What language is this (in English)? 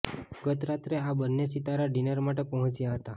Gujarati